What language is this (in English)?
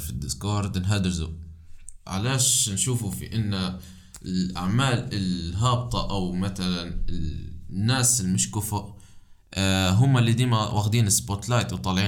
Arabic